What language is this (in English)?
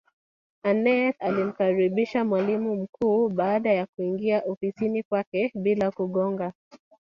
Swahili